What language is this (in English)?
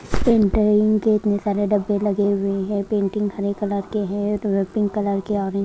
Hindi